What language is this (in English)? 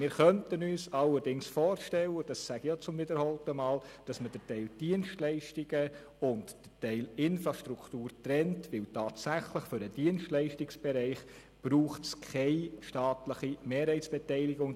Swiss German